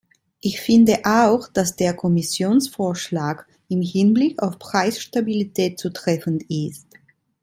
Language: German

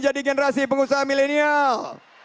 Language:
Indonesian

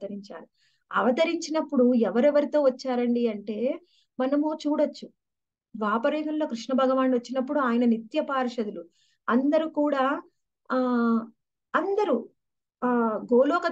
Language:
Hindi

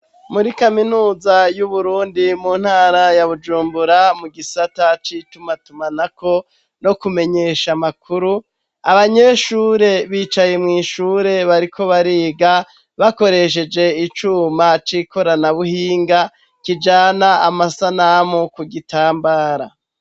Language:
Rundi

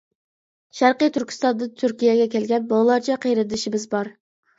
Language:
Uyghur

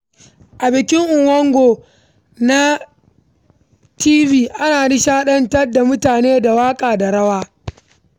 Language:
Hausa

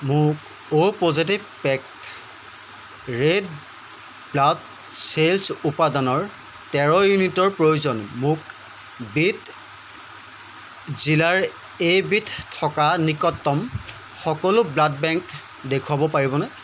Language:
Assamese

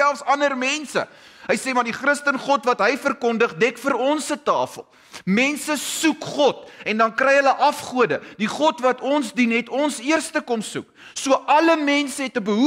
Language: Dutch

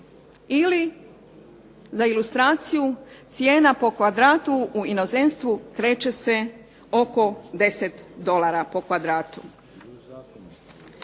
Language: Croatian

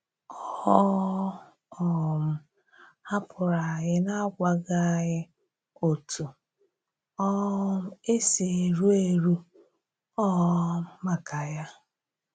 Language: Igbo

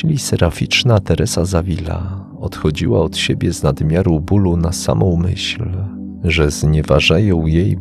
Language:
Polish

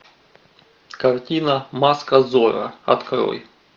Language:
Russian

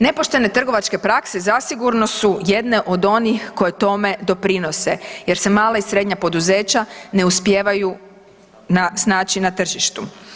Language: Croatian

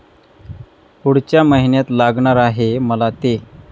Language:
Marathi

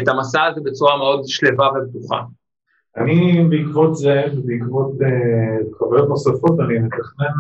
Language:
Hebrew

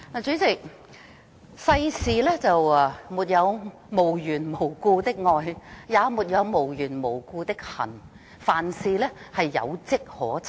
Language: Cantonese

